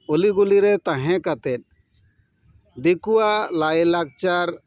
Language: Santali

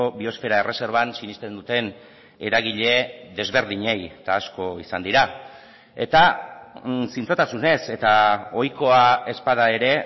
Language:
Basque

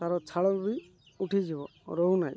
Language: Odia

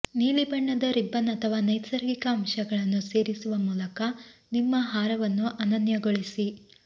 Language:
Kannada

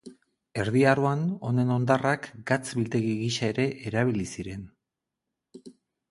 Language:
Basque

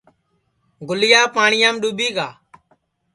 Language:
Sansi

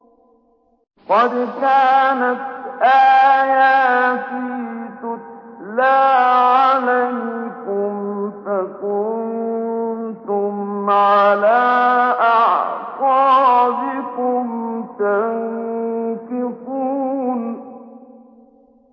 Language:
Arabic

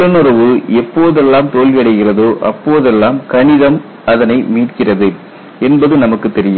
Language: Tamil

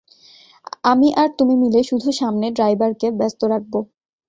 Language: Bangla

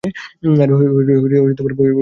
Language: Bangla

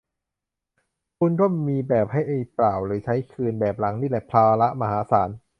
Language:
Thai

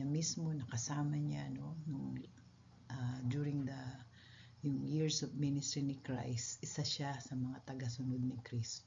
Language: Filipino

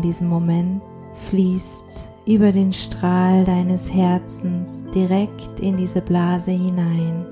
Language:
German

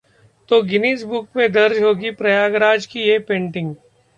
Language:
Hindi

